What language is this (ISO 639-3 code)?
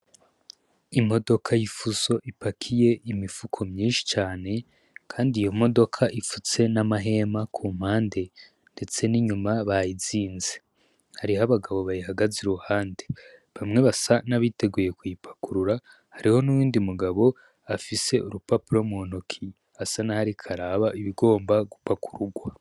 run